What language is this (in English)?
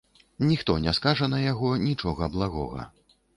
Belarusian